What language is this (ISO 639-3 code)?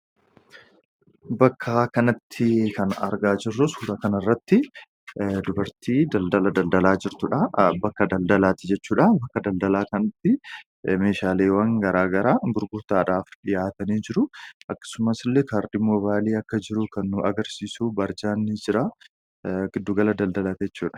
orm